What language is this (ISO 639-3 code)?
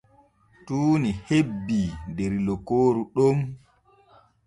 fue